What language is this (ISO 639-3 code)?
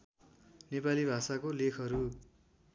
nep